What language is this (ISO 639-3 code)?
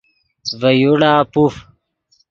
ydg